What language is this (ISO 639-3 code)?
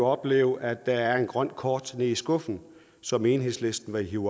dan